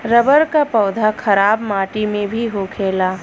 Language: Bhojpuri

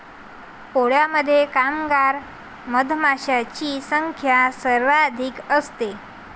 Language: Marathi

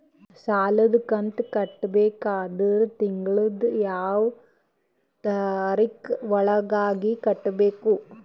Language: Kannada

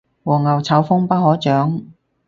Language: Cantonese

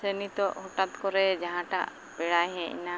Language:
Santali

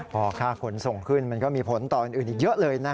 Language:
Thai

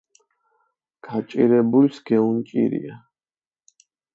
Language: Mingrelian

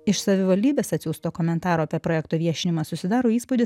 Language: Lithuanian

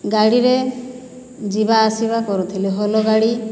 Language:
Odia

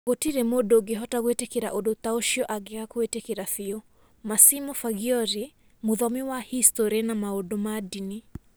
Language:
Kikuyu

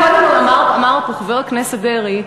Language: Hebrew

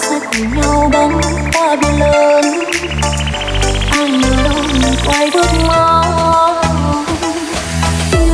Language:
Indonesian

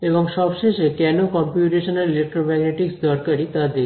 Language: Bangla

